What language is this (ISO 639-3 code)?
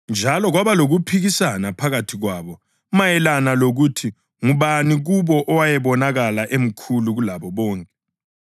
nde